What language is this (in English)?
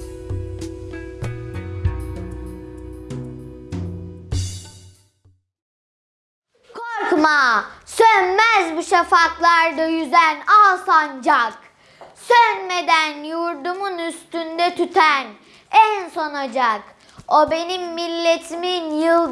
Turkish